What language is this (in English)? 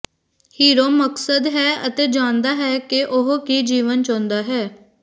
Punjabi